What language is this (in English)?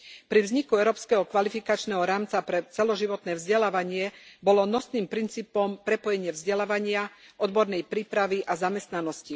Slovak